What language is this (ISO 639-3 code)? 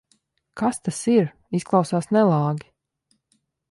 lav